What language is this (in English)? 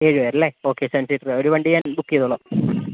Malayalam